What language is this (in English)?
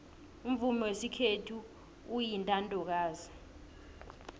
South Ndebele